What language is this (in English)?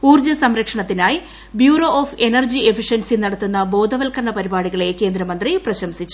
Malayalam